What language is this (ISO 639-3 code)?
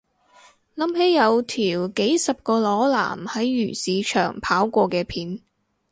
yue